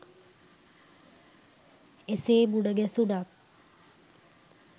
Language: Sinhala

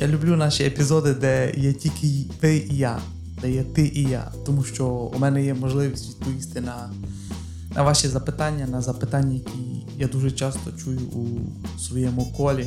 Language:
Ukrainian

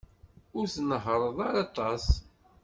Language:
Kabyle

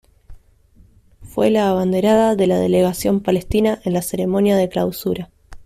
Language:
Spanish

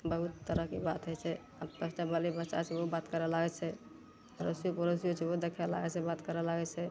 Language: Maithili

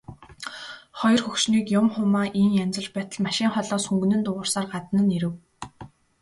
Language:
Mongolian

